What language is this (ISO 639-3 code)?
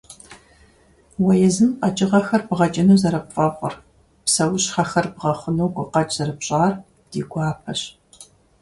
kbd